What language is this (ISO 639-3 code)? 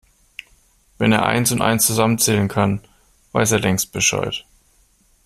deu